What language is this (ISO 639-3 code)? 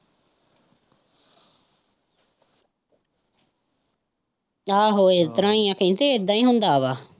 pan